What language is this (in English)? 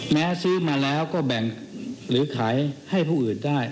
Thai